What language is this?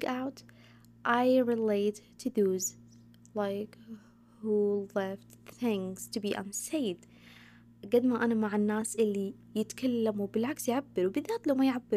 Arabic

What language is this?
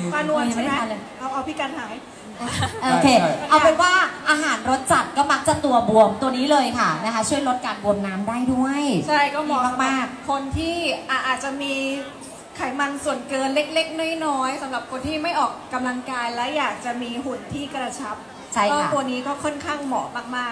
Thai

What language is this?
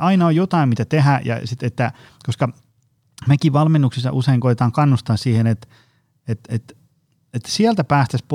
Finnish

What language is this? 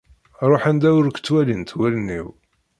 Kabyle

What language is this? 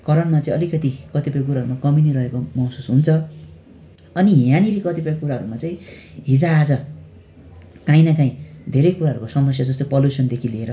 Nepali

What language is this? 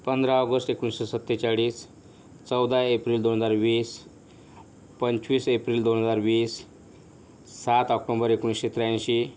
Marathi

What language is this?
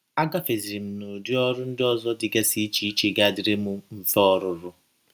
Igbo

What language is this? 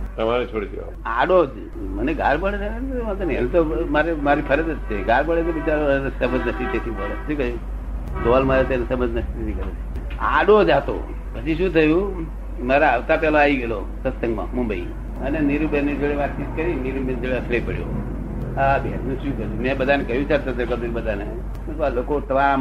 Gujarati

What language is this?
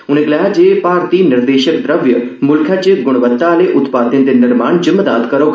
Dogri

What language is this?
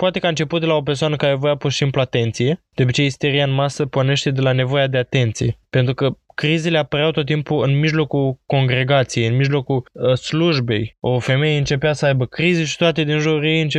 Romanian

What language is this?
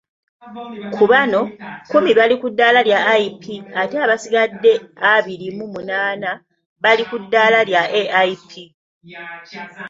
Ganda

